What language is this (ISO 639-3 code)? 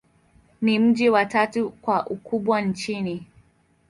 swa